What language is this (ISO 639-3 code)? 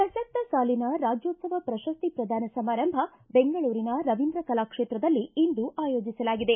kan